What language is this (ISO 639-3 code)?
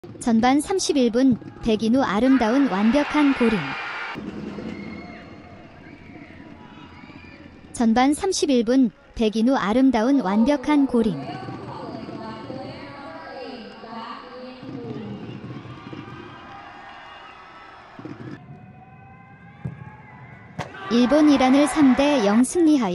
kor